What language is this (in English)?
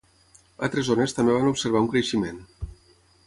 Catalan